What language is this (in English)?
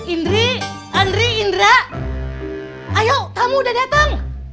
Indonesian